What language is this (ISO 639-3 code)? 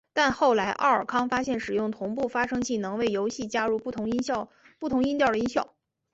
zho